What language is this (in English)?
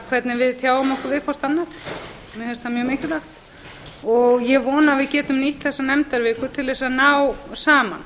Icelandic